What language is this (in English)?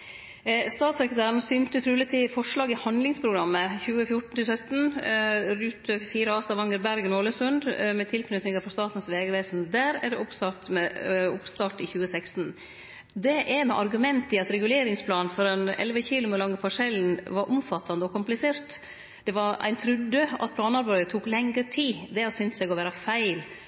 Norwegian Nynorsk